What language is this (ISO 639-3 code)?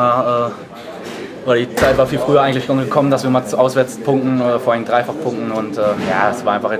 deu